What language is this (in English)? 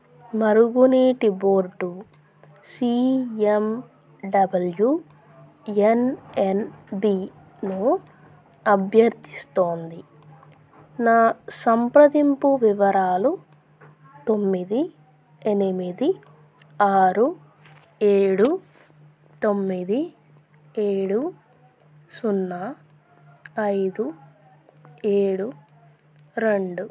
Telugu